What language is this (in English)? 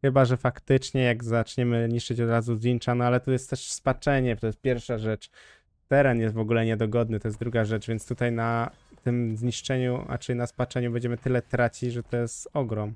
Polish